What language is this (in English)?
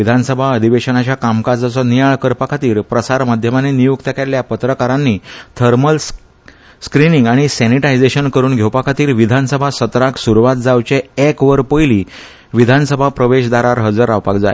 Konkani